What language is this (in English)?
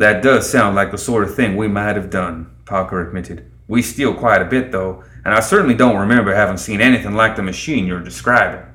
English